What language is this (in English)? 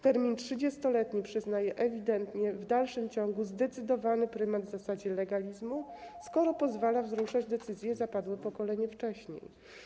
Polish